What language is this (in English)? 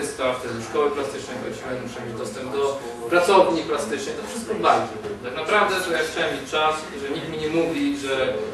Polish